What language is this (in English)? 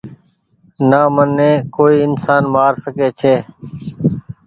Goaria